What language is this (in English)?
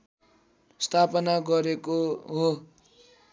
Nepali